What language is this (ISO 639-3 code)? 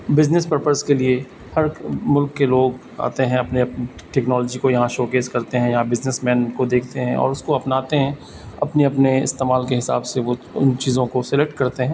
urd